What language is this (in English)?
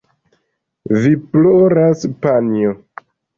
Esperanto